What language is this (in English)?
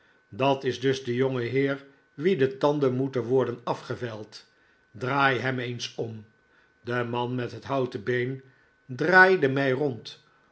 Dutch